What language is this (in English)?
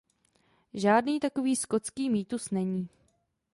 Czech